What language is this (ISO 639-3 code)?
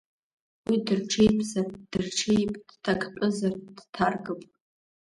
abk